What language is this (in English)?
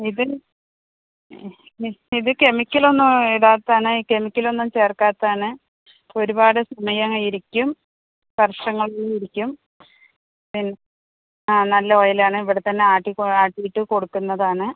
Malayalam